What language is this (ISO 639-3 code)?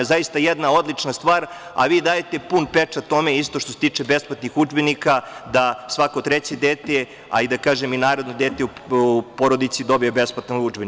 srp